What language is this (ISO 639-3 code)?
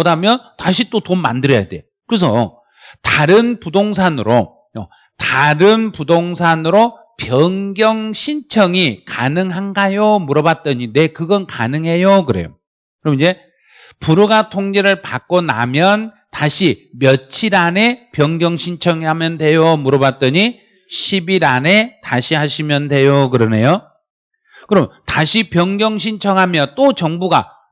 kor